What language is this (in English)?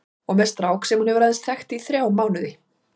Icelandic